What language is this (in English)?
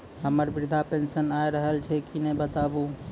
Maithili